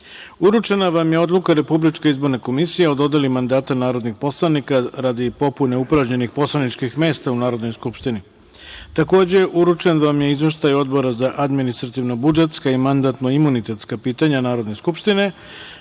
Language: Serbian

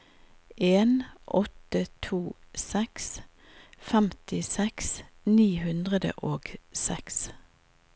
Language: Norwegian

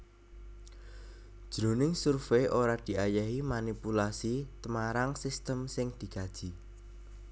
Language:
Javanese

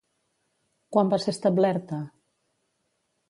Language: Catalan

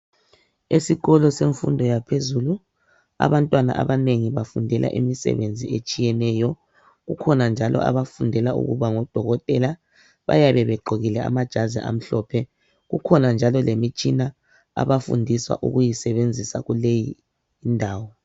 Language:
North Ndebele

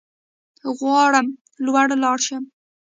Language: Pashto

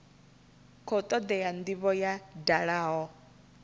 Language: Venda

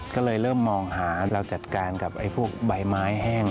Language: Thai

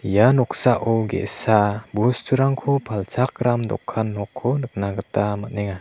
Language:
Garo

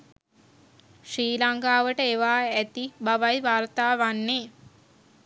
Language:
Sinhala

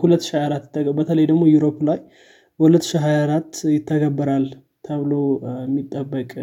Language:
Amharic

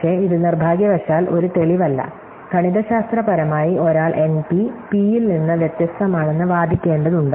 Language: Malayalam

